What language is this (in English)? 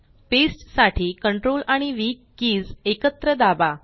Marathi